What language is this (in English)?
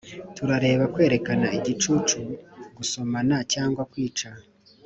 Kinyarwanda